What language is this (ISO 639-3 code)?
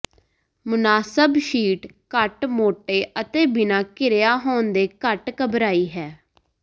pan